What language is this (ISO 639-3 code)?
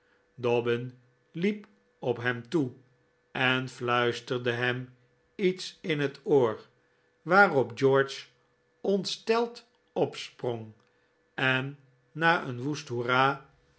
nld